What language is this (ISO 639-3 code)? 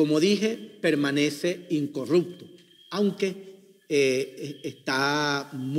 spa